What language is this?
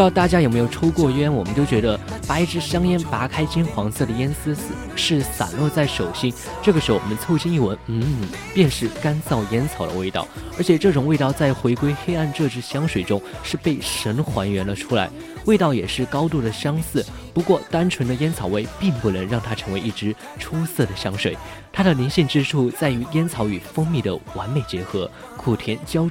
Chinese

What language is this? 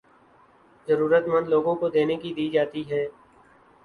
Urdu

